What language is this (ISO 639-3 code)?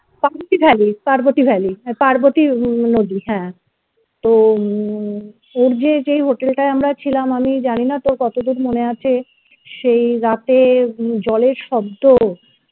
ben